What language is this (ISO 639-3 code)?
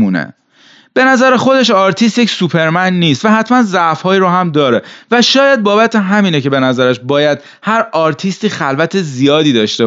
fas